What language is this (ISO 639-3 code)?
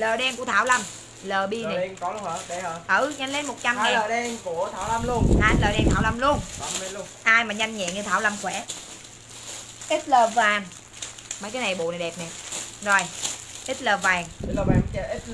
vie